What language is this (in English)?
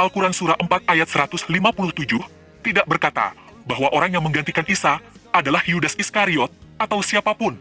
Indonesian